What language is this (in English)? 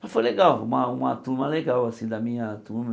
Portuguese